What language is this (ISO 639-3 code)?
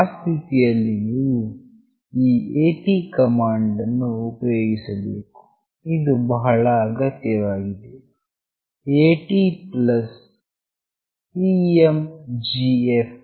kan